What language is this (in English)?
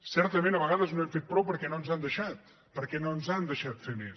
Catalan